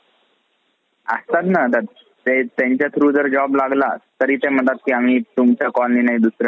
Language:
Marathi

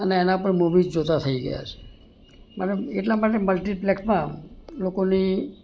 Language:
Gujarati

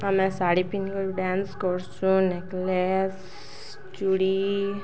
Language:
Odia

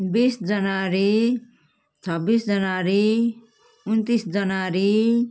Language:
Nepali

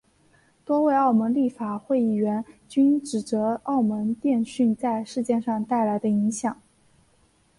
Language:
Chinese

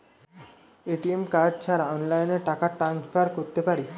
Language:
Bangla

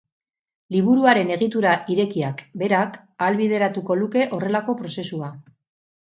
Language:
Basque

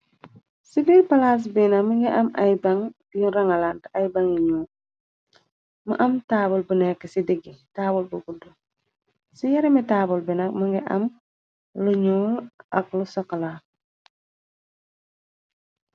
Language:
Wolof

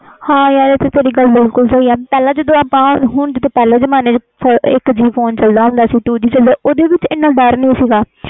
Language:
Punjabi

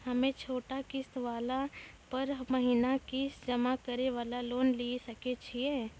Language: Maithili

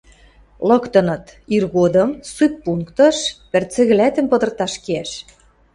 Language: Western Mari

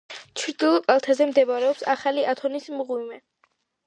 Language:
Georgian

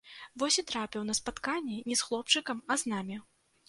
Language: Belarusian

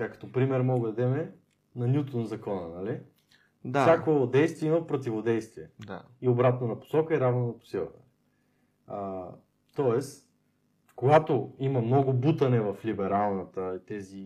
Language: Bulgarian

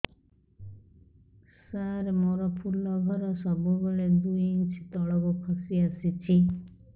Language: Odia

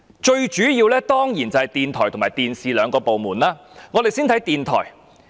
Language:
Cantonese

